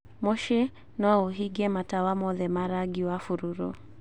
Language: Kikuyu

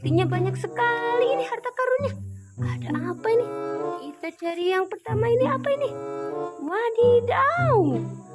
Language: Indonesian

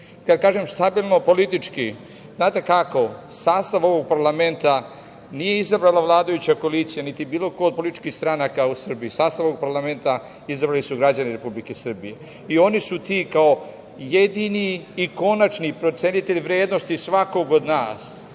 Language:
Serbian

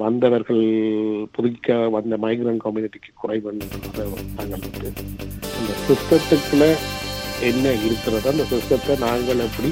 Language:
Tamil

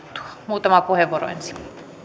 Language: Finnish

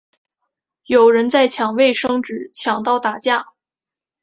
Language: Chinese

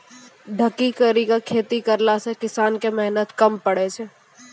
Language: Maithili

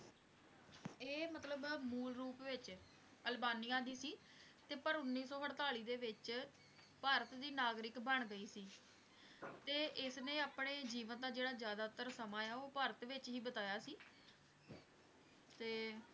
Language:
Punjabi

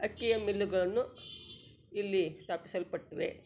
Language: Kannada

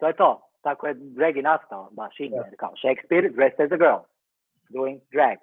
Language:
Croatian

